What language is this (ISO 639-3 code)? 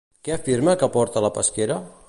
cat